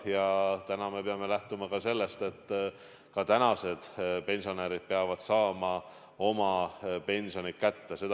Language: Estonian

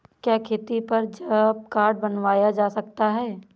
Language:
Hindi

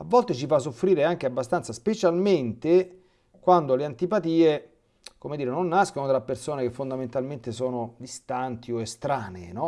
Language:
Italian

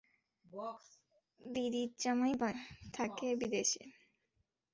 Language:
Bangla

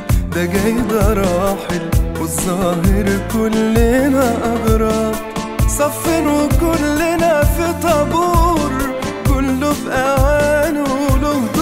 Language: Arabic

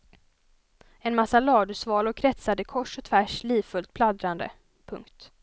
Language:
Swedish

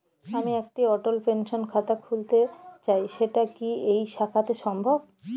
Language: Bangla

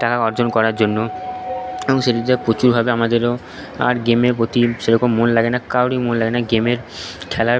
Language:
Bangla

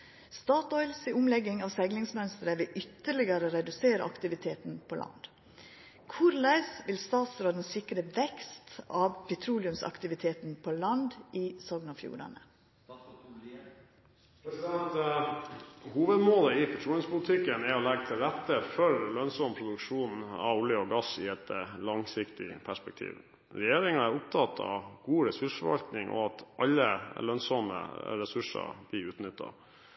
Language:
Norwegian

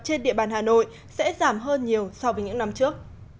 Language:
Vietnamese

